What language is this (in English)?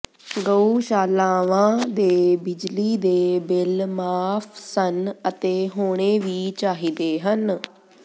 Punjabi